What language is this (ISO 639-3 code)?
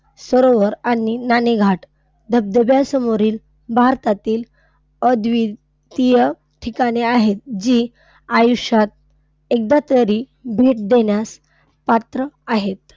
mar